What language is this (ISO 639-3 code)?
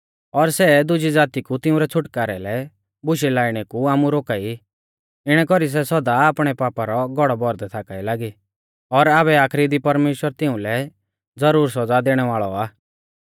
bfz